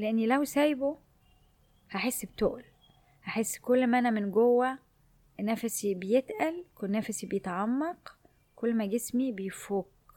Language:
Arabic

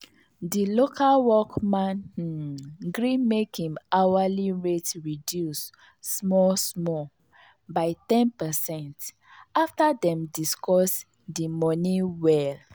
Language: Nigerian Pidgin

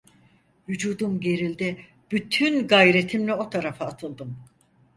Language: Turkish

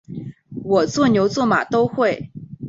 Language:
Chinese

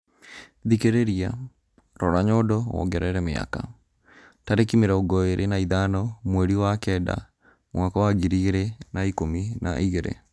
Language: Kikuyu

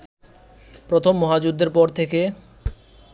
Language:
Bangla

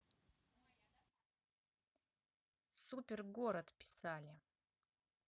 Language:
Russian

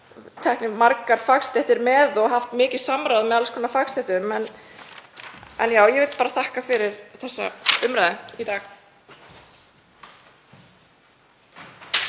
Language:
Icelandic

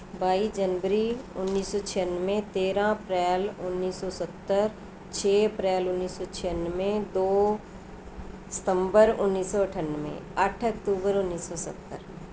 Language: Punjabi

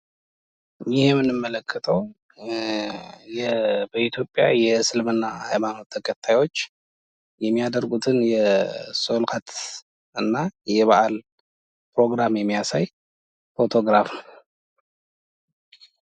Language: Amharic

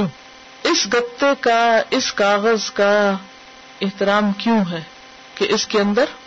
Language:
Urdu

